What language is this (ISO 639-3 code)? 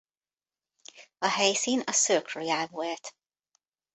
hun